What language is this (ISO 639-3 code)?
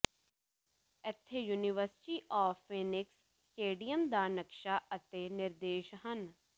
pan